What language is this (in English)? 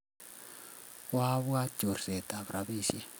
Kalenjin